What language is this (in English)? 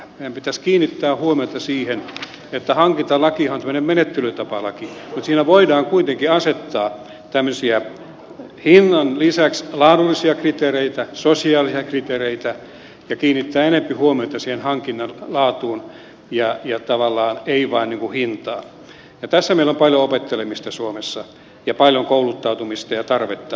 Finnish